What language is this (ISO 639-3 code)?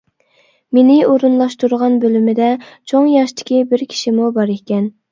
uig